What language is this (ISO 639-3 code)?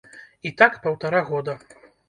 bel